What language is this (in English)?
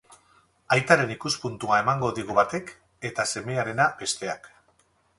Basque